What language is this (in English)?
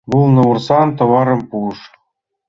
Mari